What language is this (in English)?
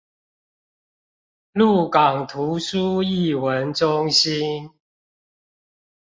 Chinese